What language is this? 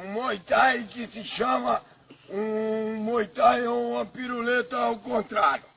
Portuguese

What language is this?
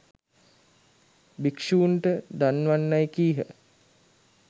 Sinhala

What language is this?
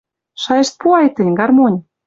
Western Mari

